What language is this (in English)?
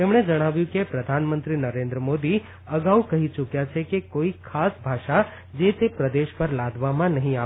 Gujarati